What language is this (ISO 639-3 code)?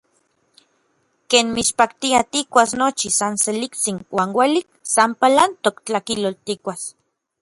nlv